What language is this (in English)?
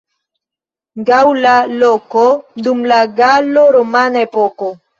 Esperanto